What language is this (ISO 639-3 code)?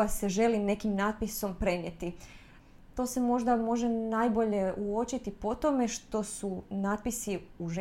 hrv